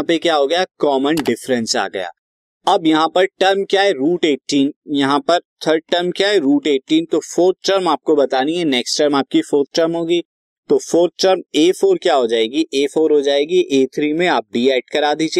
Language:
Hindi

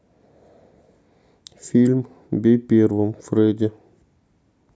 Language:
Russian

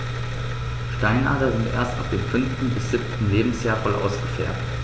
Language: German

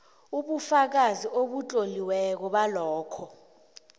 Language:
South Ndebele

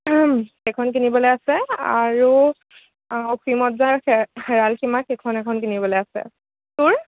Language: Assamese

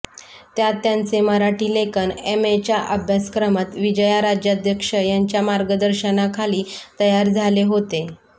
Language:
Marathi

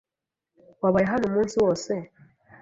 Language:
Kinyarwanda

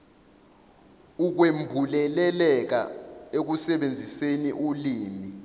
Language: Zulu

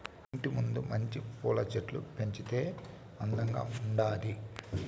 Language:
Telugu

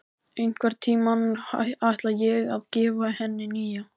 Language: Icelandic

